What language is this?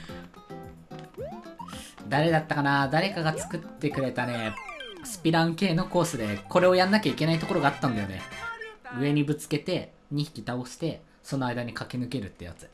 Japanese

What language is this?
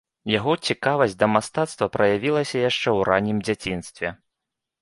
Belarusian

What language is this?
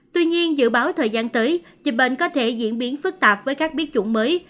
Vietnamese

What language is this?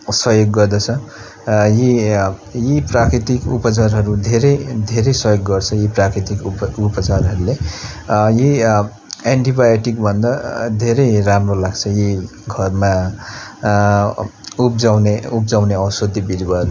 Nepali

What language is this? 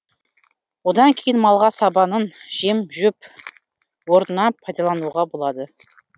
Kazakh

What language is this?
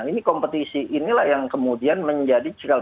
Indonesian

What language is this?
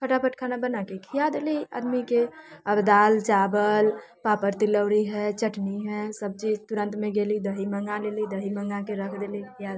Maithili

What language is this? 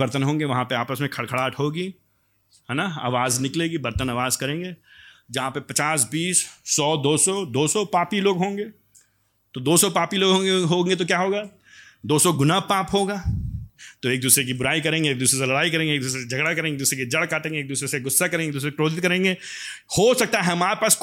Hindi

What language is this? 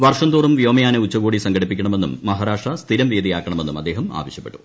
Malayalam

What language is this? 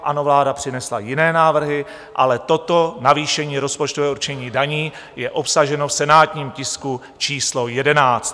Czech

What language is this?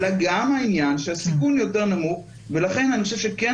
Hebrew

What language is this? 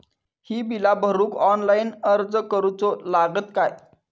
Marathi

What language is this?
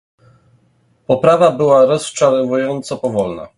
Polish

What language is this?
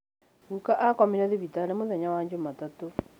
Kikuyu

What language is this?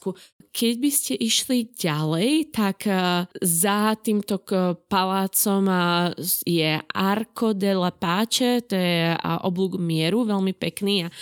Slovak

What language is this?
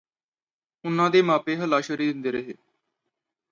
Punjabi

